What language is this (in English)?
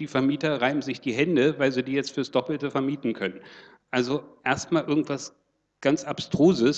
German